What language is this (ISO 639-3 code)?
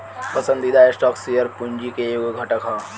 bho